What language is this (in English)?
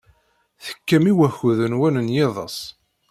Kabyle